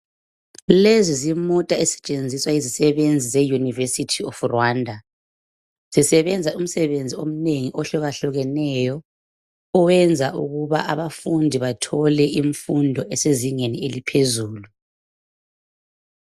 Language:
North Ndebele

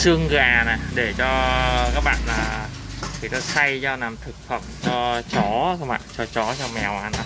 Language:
Vietnamese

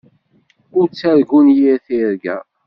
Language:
Kabyle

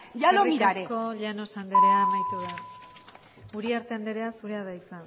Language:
Basque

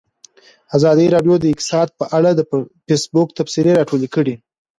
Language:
Pashto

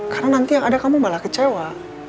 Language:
Indonesian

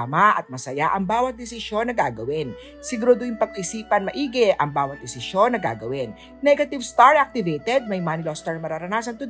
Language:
Filipino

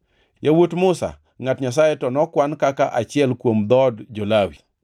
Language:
Luo (Kenya and Tanzania)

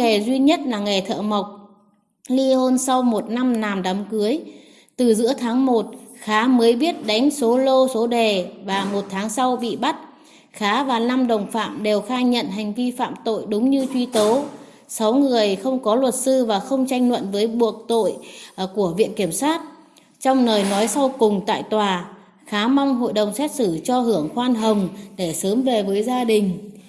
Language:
Vietnamese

